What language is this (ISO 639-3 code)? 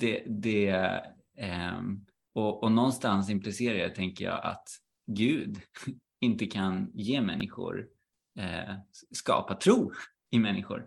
swe